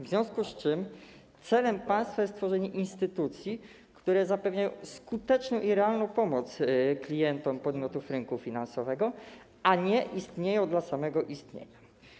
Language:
Polish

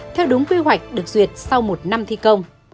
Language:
Vietnamese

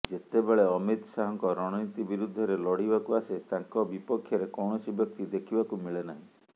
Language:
Odia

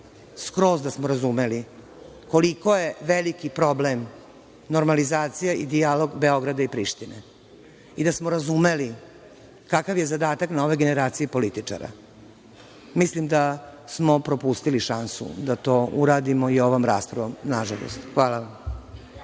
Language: Serbian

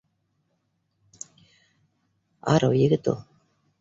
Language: Bashkir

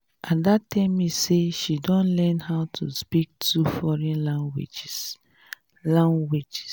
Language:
Nigerian Pidgin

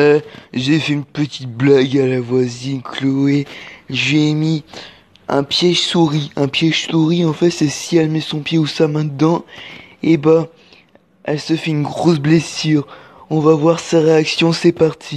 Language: French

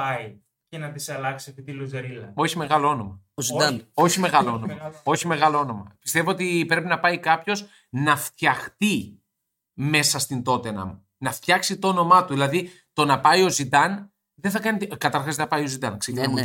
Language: Greek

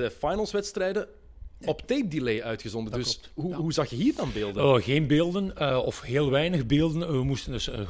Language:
Dutch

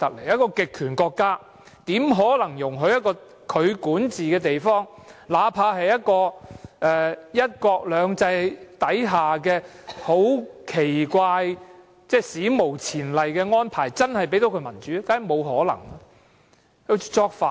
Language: Cantonese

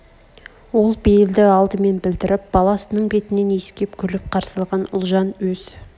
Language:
Kazakh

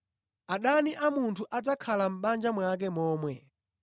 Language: Nyanja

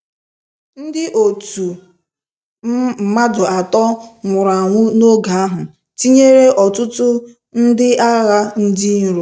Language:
Igbo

